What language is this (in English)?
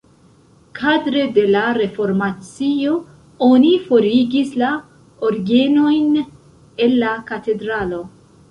Esperanto